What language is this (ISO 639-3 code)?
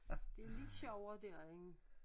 dan